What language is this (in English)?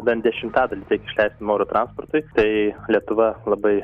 Lithuanian